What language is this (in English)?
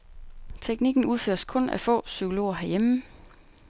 Danish